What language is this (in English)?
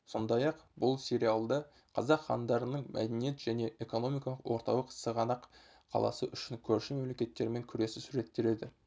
Kazakh